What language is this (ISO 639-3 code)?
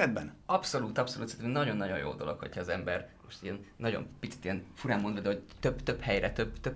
hun